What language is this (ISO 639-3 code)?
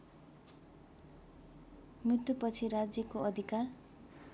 nep